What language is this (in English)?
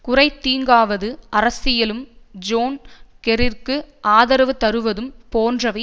Tamil